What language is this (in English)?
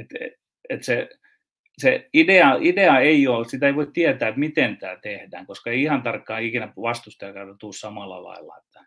Finnish